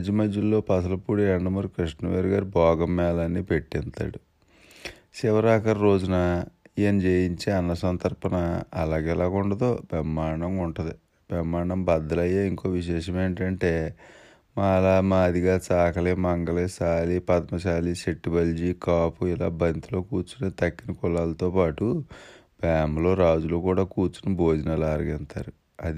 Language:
Telugu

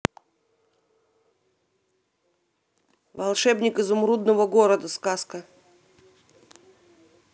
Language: Russian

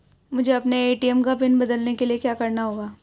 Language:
Hindi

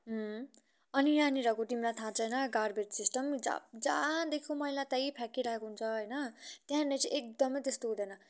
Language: Nepali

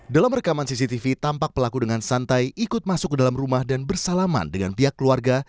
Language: Indonesian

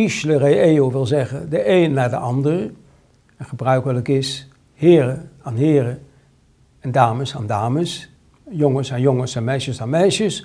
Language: Dutch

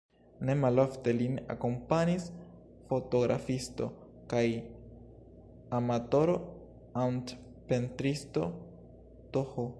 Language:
Esperanto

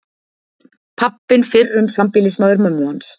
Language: Icelandic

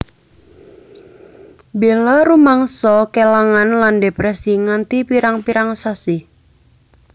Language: Javanese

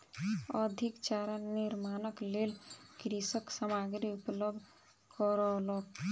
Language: Maithili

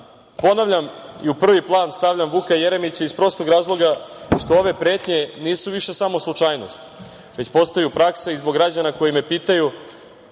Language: Serbian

